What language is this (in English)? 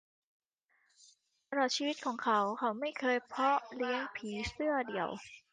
Thai